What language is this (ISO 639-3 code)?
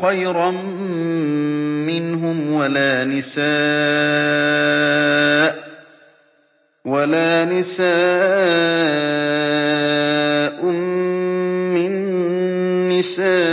ara